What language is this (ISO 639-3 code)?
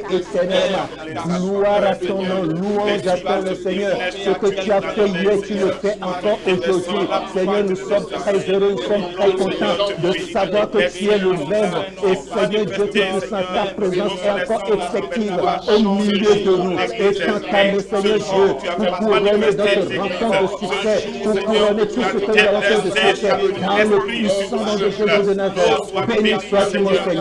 fra